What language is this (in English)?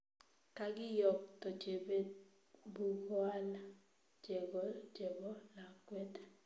Kalenjin